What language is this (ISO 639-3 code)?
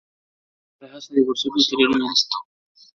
spa